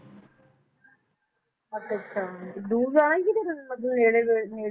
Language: Punjabi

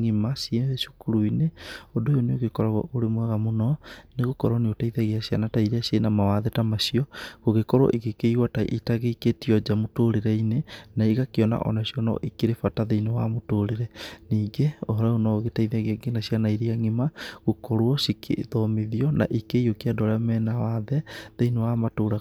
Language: Kikuyu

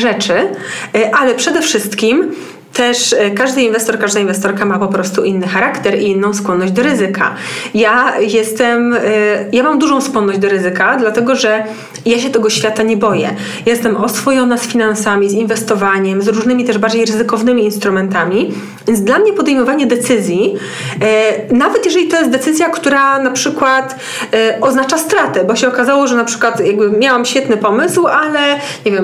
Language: Polish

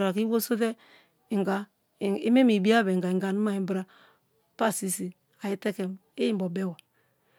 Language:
Kalabari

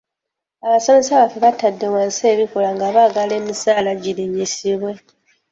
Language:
Ganda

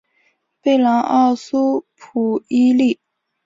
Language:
Chinese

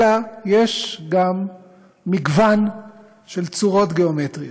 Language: Hebrew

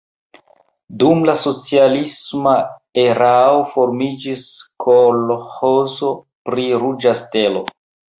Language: Esperanto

